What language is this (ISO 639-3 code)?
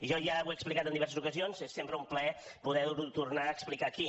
cat